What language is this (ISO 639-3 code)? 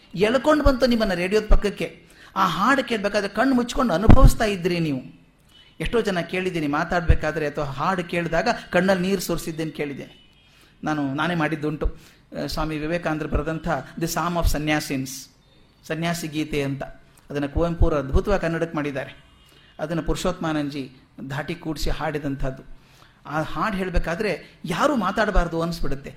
kan